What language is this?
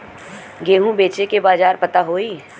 Bhojpuri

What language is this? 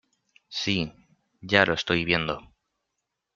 Spanish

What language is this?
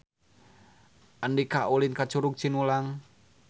Sundanese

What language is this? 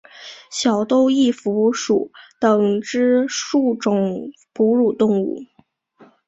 Chinese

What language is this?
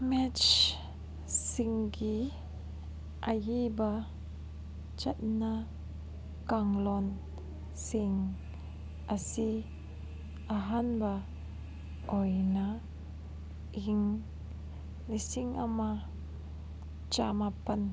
Manipuri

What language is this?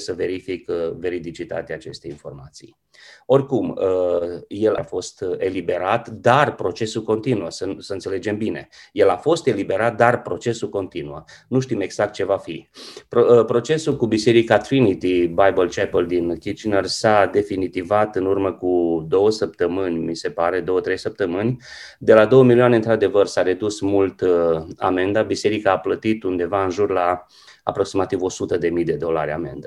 Romanian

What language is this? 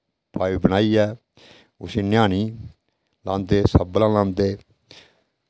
Dogri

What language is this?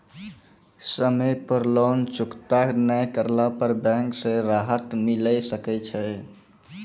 Maithili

